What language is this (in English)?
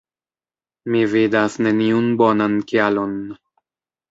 Esperanto